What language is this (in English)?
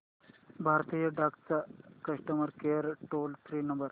Marathi